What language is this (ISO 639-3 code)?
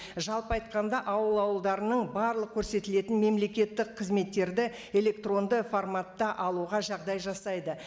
kaz